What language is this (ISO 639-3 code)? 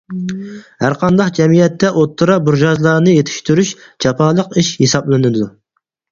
uig